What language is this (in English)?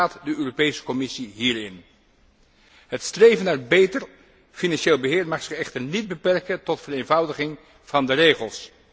Dutch